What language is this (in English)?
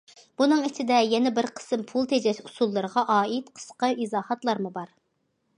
Uyghur